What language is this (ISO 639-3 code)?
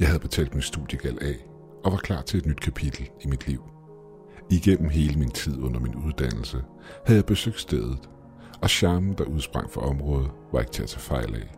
dan